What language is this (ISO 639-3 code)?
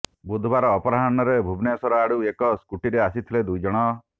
ori